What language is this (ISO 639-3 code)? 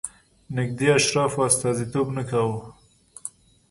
pus